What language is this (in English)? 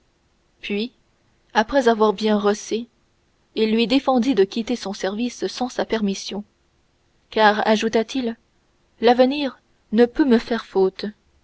French